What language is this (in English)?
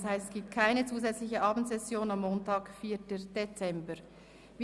Swiss German